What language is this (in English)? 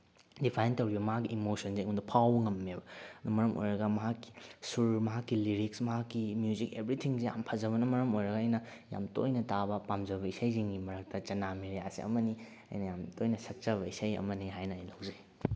Manipuri